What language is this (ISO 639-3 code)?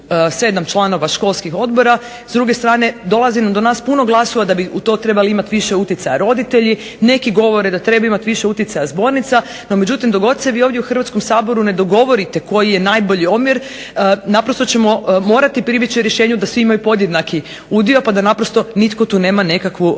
hrv